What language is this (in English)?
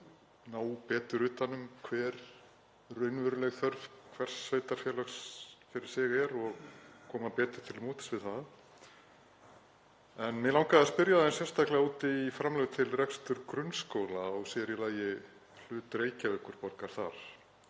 Icelandic